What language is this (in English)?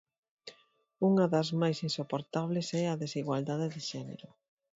Galician